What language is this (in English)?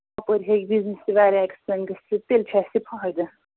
Kashmiri